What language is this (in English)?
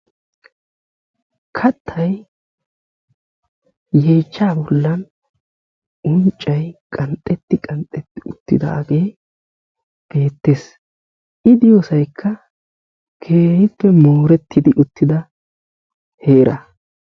Wolaytta